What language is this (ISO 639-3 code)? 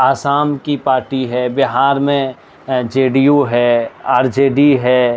urd